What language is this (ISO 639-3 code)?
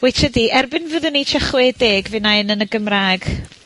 cym